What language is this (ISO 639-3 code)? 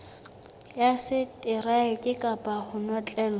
sot